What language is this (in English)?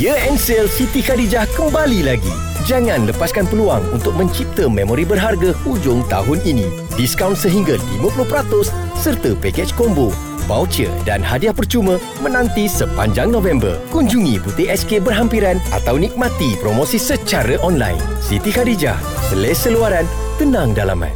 Malay